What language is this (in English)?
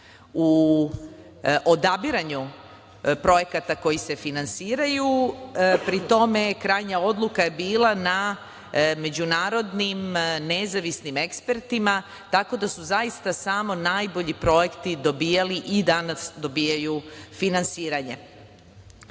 Serbian